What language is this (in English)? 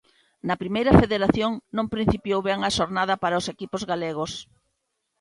Galician